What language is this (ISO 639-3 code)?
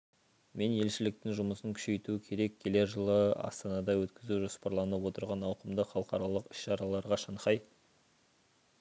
kaz